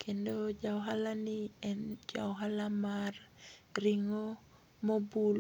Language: Luo (Kenya and Tanzania)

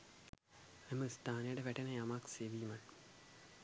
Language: Sinhala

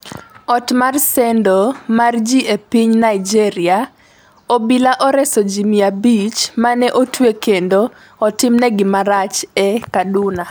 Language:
Luo (Kenya and Tanzania)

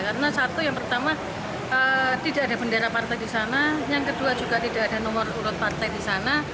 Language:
Indonesian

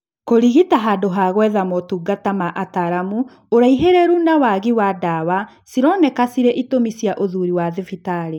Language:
Kikuyu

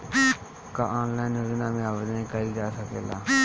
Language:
Bhojpuri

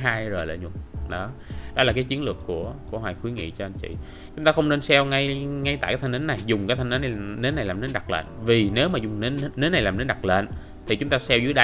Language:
Vietnamese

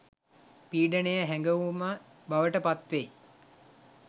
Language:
Sinhala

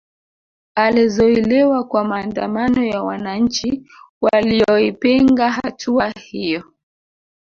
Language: Swahili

